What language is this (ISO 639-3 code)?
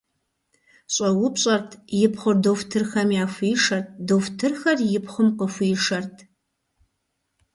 kbd